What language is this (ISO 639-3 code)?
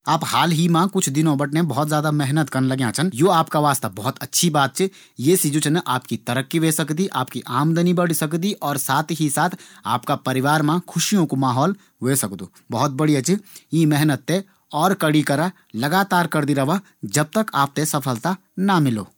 gbm